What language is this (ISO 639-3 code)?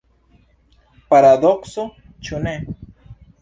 epo